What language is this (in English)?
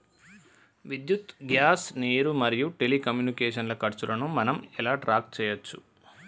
Telugu